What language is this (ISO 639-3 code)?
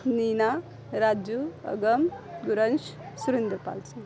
pan